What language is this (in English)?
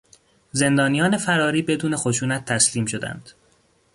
Persian